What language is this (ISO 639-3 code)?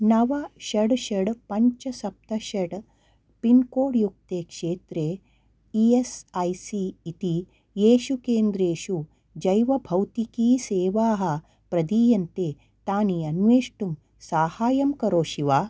san